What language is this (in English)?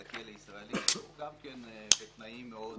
Hebrew